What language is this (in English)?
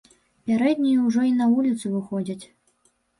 Belarusian